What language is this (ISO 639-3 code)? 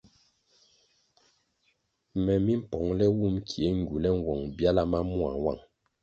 nmg